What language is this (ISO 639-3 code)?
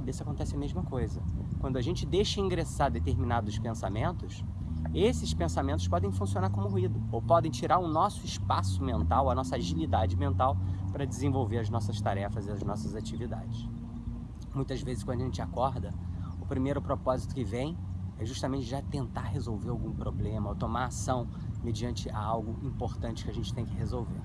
por